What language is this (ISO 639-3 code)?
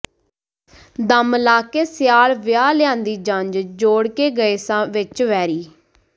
pan